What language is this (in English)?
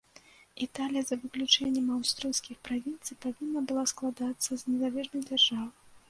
Belarusian